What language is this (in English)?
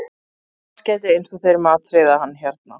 Icelandic